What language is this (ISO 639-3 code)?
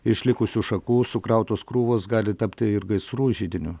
lit